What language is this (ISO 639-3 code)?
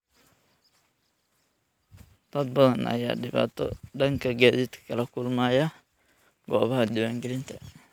som